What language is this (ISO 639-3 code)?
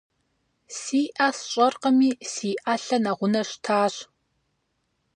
kbd